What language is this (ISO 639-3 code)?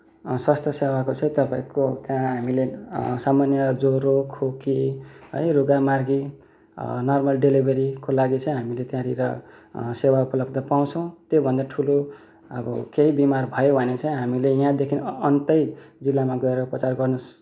nep